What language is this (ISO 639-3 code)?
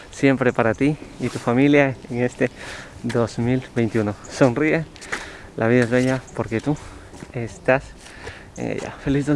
spa